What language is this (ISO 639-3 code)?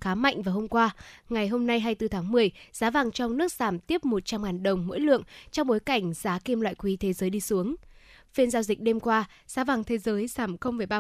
vie